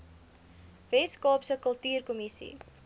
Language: Afrikaans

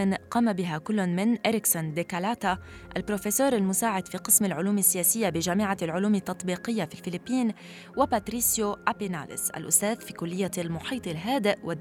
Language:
Arabic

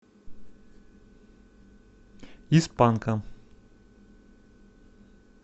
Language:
Russian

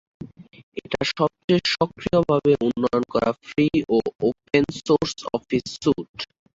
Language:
Bangla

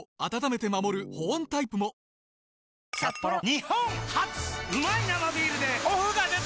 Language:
Japanese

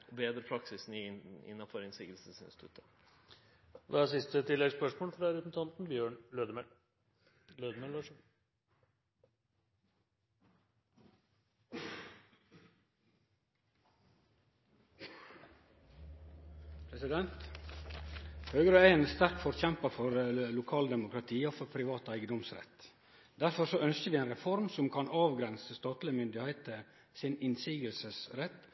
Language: Norwegian Nynorsk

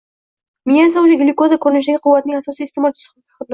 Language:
Uzbek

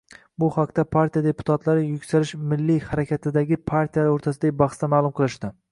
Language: Uzbek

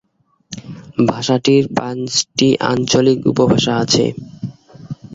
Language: Bangla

